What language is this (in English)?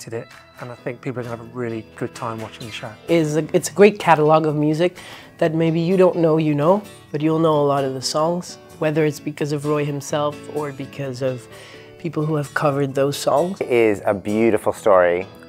English